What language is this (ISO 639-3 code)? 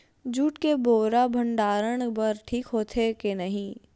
hne